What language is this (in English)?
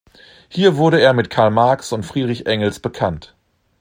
German